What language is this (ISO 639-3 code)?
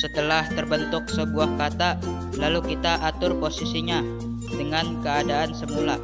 ind